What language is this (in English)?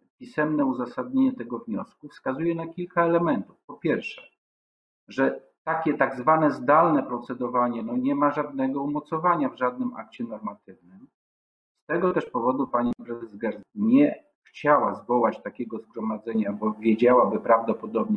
Polish